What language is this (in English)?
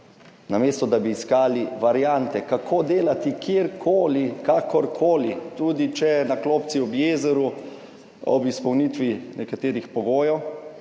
Slovenian